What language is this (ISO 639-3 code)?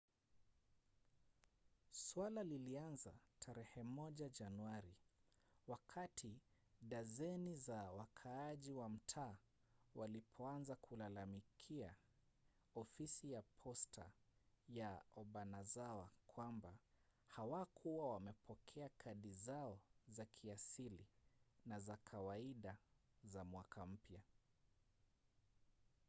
swa